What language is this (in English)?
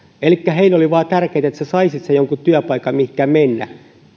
Finnish